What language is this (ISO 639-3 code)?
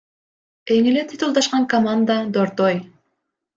kir